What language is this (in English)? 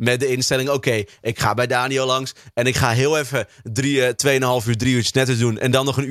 Dutch